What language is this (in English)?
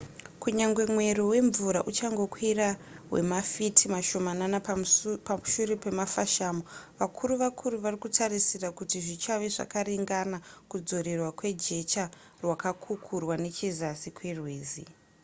Shona